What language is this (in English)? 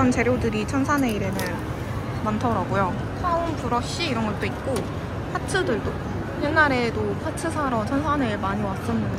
Korean